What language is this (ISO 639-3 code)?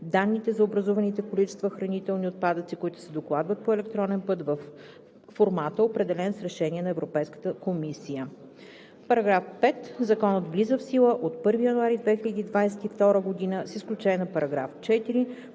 bul